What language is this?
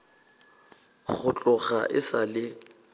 Northern Sotho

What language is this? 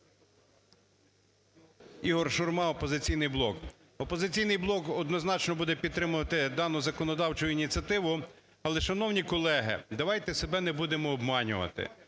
Ukrainian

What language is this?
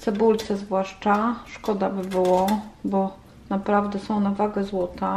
Polish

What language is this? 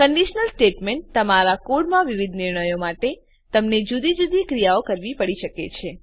Gujarati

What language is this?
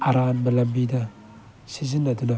Manipuri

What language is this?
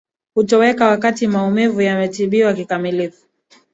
Swahili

